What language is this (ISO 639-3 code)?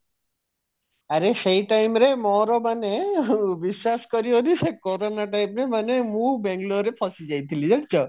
ori